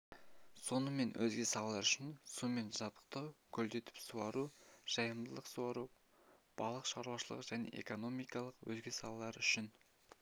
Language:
Kazakh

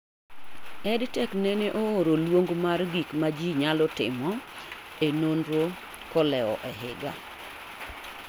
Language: Luo (Kenya and Tanzania)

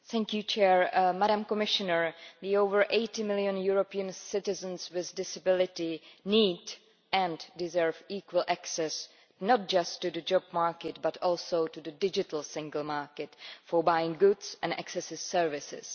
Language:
English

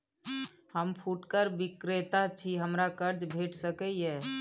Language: Maithili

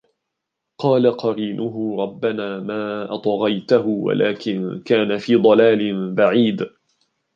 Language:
Arabic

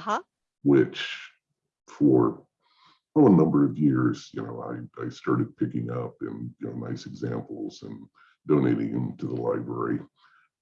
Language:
English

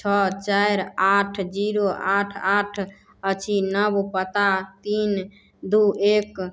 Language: Maithili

